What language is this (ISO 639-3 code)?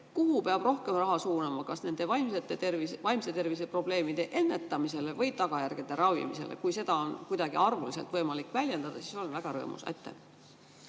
est